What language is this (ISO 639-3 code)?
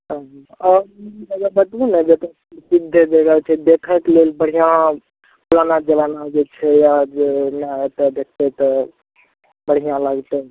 mai